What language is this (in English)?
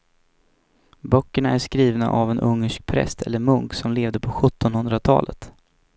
Swedish